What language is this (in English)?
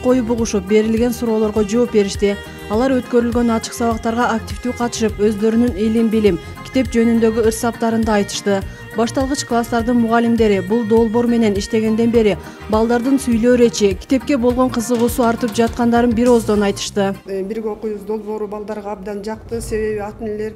Turkish